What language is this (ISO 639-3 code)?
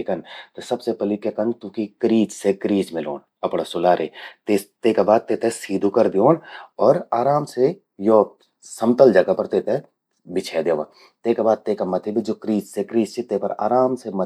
gbm